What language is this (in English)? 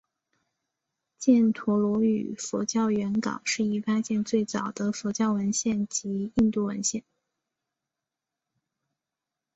Chinese